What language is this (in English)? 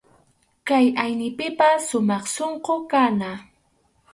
Arequipa-La Unión Quechua